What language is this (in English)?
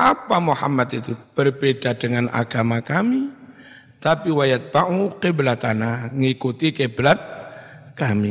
Indonesian